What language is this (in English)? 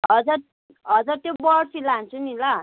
Nepali